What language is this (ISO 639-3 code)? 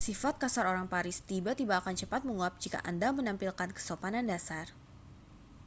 ind